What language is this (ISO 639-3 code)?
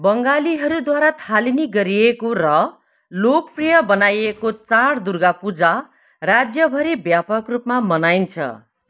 nep